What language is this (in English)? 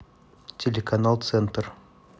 Russian